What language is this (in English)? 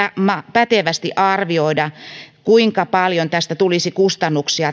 Finnish